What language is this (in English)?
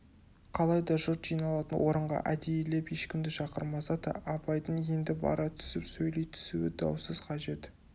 Kazakh